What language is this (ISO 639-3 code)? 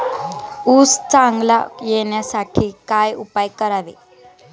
mar